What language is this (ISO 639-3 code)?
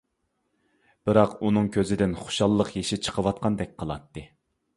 uig